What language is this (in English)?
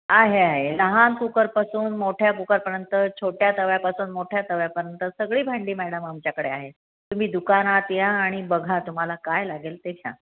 Marathi